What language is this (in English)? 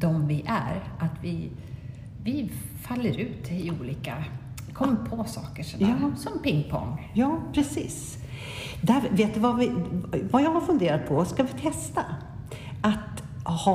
Swedish